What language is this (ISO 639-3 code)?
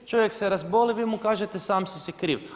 hrv